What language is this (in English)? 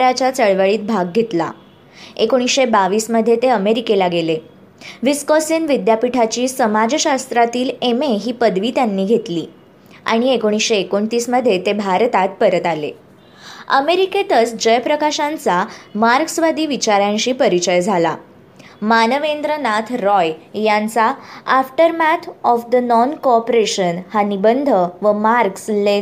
Marathi